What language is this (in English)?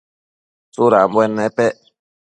Matsés